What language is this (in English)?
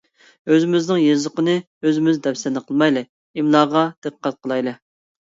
Uyghur